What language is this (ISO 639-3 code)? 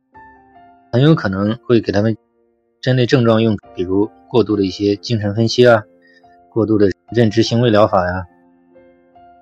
zho